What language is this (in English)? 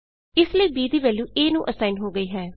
Punjabi